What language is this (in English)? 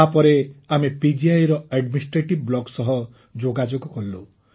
Odia